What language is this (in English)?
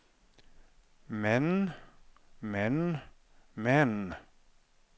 Norwegian